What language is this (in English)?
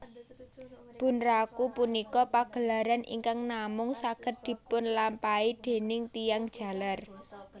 Javanese